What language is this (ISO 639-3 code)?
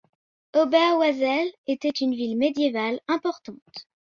fra